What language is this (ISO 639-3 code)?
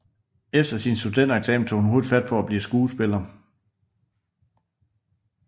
dan